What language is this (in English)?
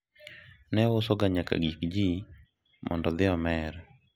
Luo (Kenya and Tanzania)